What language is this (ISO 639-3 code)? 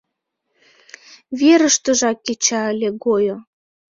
chm